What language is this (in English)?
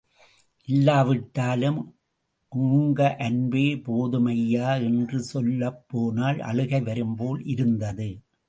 Tamil